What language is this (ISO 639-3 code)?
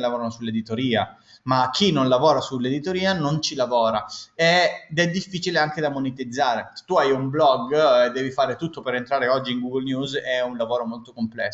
ita